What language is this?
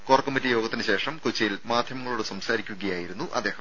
Malayalam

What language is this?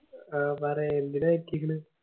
Malayalam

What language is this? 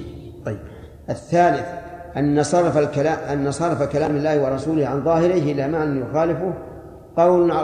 Arabic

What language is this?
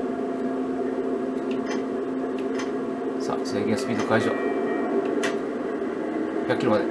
Japanese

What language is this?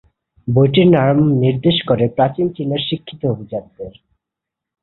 Bangla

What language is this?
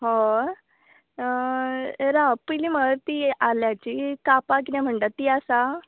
Konkani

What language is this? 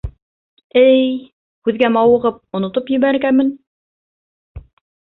Bashkir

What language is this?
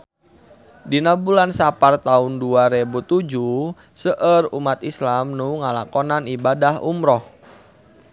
Sundanese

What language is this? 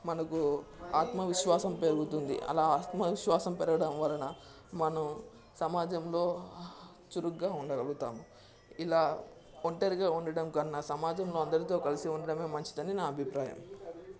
Telugu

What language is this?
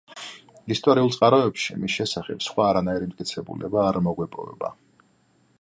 Georgian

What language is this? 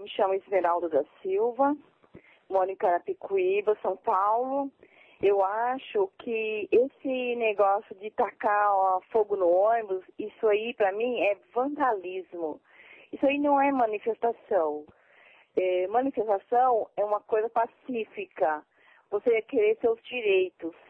Portuguese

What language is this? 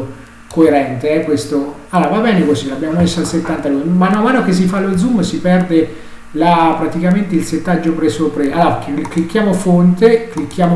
Italian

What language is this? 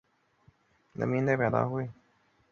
Chinese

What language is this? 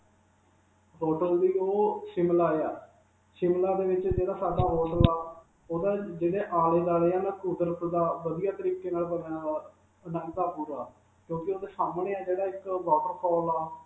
Punjabi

